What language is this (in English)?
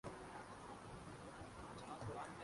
Urdu